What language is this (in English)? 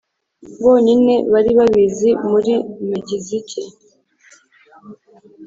Kinyarwanda